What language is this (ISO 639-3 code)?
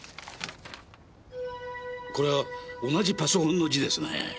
jpn